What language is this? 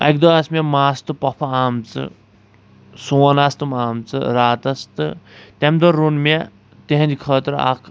Kashmiri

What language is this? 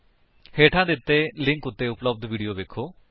Punjabi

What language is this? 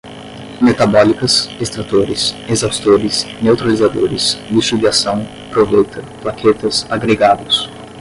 Portuguese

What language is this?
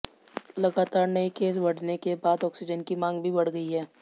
Hindi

